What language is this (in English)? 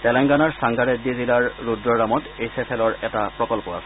Assamese